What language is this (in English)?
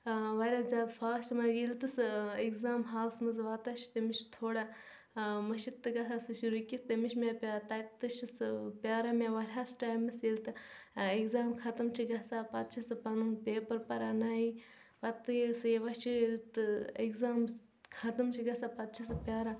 Kashmiri